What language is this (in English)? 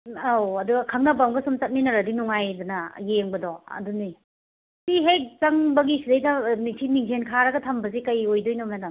Manipuri